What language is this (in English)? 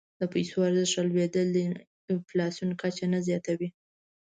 Pashto